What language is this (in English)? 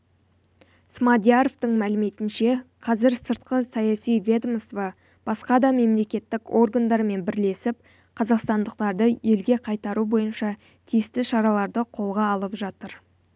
Kazakh